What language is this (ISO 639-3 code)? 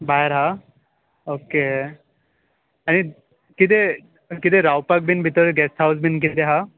kok